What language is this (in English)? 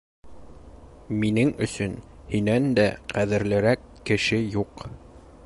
Bashkir